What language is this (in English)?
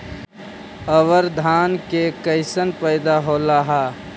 Magahi